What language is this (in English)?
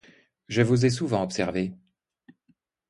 French